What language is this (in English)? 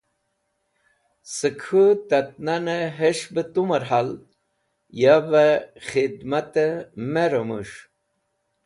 Wakhi